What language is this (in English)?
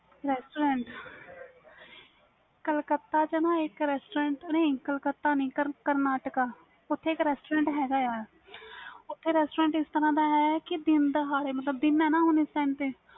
Punjabi